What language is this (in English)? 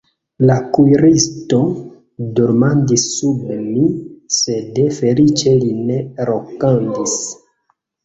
Esperanto